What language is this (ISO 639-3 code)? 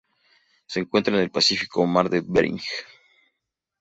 spa